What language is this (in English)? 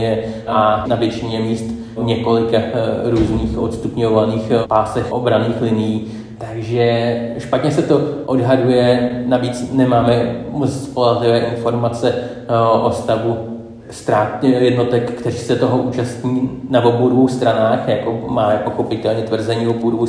Czech